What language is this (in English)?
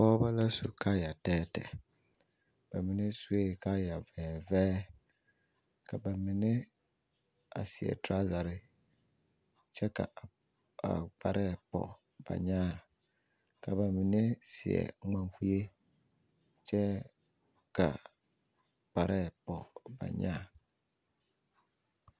Southern Dagaare